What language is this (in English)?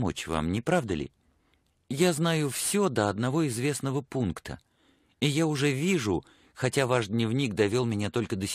Russian